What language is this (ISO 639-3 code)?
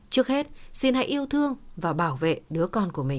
vie